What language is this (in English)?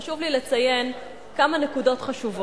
Hebrew